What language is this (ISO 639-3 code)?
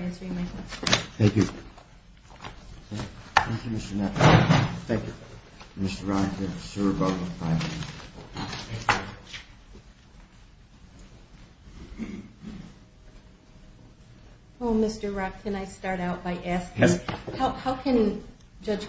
eng